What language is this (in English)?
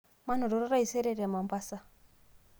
Masai